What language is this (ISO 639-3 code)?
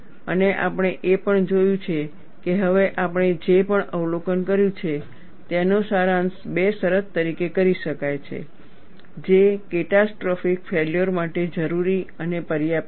guj